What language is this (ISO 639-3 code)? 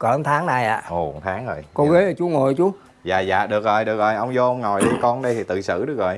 vie